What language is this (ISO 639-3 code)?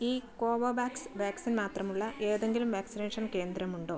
mal